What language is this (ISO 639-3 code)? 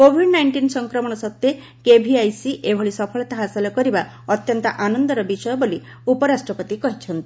ori